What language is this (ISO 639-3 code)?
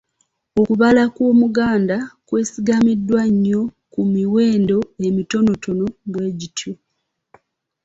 lug